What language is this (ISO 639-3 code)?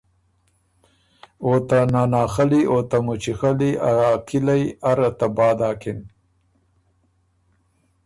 oru